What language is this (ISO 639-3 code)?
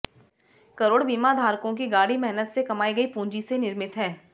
hin